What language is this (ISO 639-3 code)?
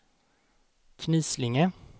swe